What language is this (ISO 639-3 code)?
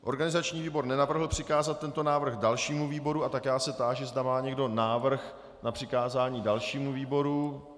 ces